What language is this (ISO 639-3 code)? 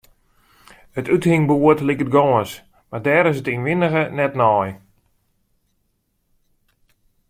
fry